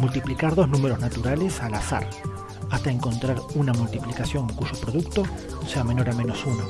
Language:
Spanish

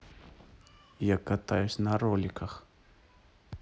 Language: Russian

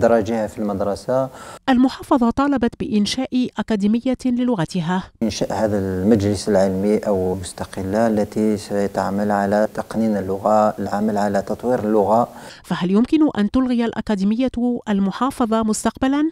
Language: Arabic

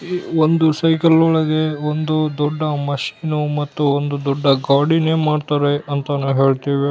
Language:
Kannada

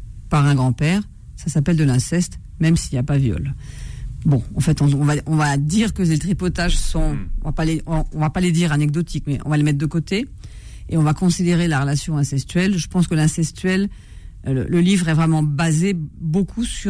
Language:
French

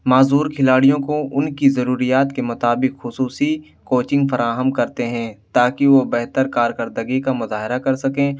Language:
Urdu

